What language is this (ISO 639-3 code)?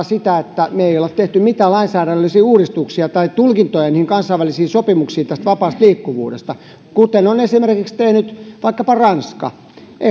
fin